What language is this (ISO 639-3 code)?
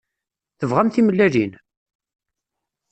kab